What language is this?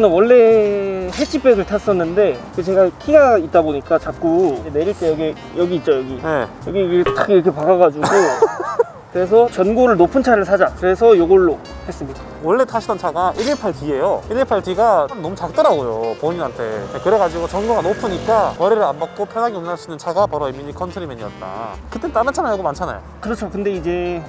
Korean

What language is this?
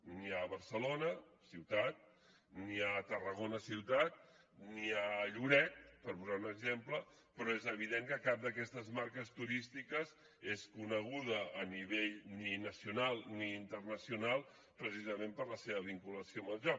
Catalan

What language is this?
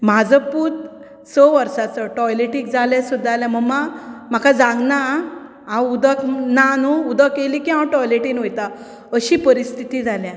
Konkani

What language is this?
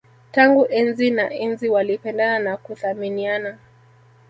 Swahili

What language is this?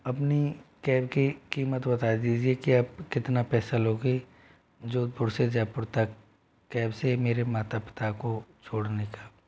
Hindi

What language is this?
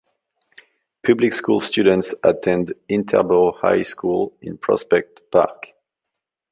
English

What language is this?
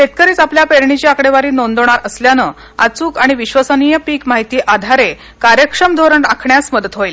Marathi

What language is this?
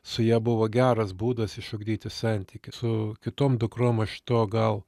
Lithuanian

